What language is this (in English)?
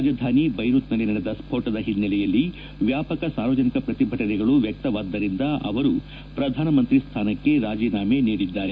Kannada